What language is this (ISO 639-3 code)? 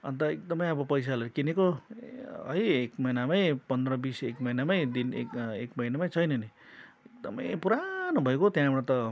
nep